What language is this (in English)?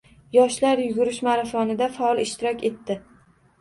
Uzbek